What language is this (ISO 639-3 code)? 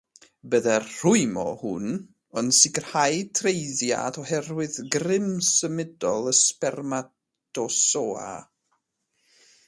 cym